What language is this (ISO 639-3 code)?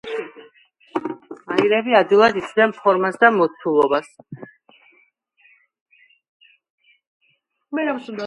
kat